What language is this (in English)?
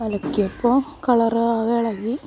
Malayalam